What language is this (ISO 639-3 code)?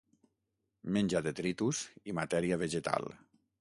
cat